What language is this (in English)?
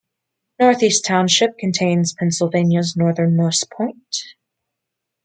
English